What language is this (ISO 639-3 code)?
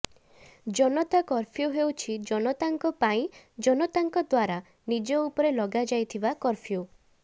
ori